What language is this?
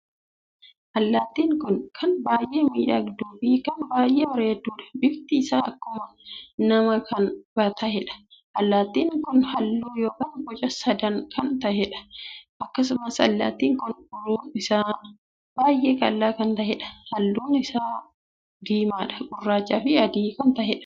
Oromo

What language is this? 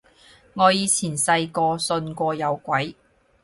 Cantonese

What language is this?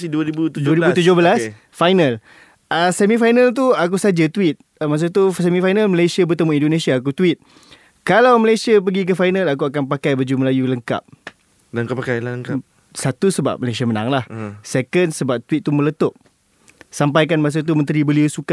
Malay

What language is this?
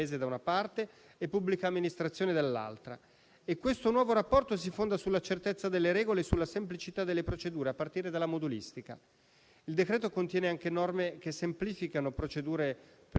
Italian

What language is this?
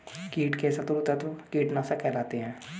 Hindi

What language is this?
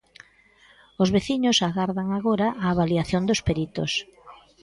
Galician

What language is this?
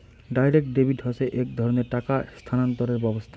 Bangla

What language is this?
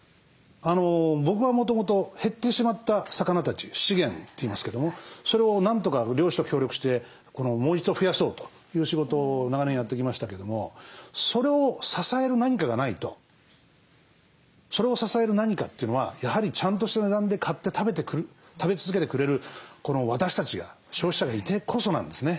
Japanese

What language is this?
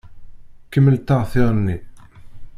Kabyle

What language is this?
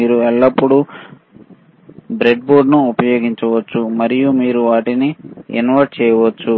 Telugu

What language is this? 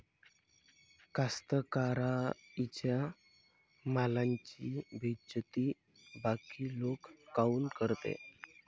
Marathi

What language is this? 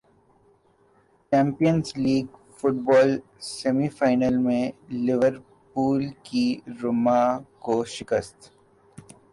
Urdu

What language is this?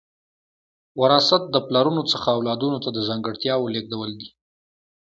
Pashto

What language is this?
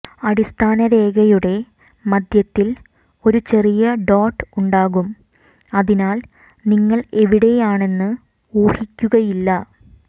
Malayalam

